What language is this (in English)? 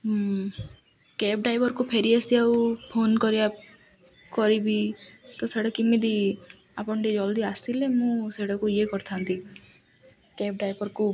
Odia